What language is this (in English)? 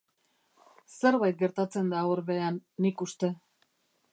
Basque